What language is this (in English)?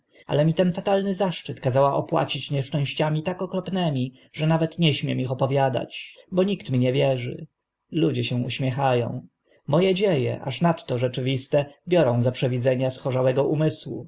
Polish